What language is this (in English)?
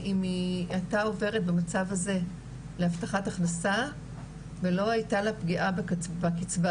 Hebrew